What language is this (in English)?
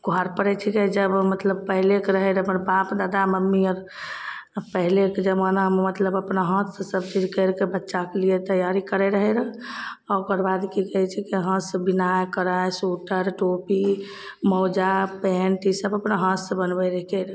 Maithili